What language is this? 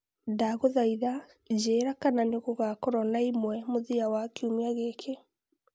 Kikuyu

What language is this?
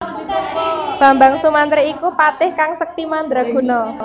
Javanese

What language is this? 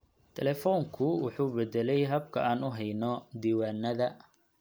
Somali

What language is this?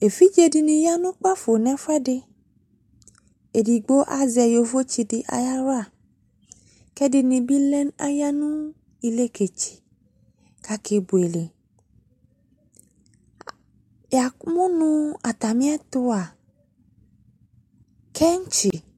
Ikposo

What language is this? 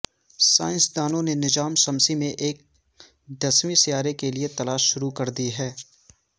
Urdu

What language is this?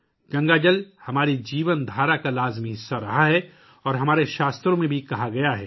Urdu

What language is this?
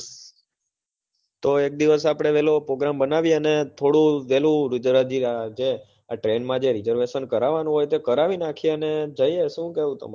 Gujarati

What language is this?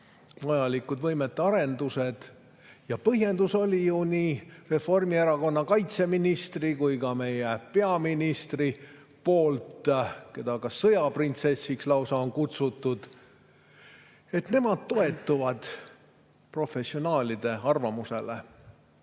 Estonian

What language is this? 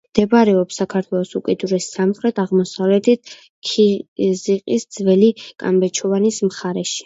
Georgian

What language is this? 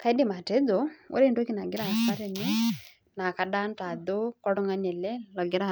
Masai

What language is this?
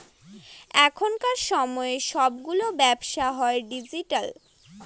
Bangla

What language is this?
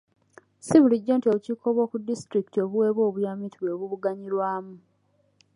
Ganda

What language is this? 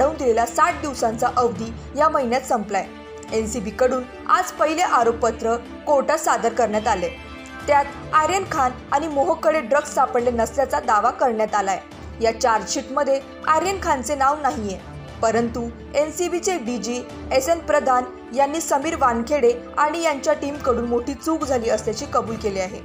Hindi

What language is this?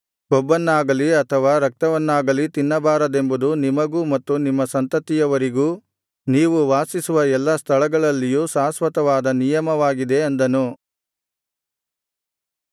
Kannada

